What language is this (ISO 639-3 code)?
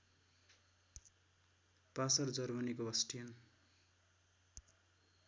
nep